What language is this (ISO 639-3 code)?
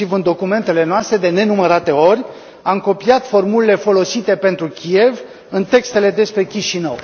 ron